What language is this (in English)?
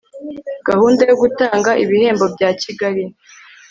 Kinyarwanda